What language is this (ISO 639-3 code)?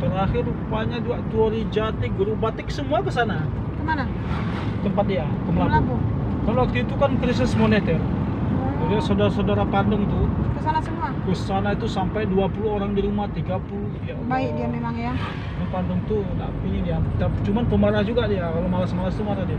ind